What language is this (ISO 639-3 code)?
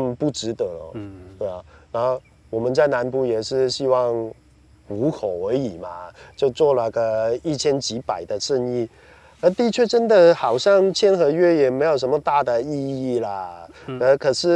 zho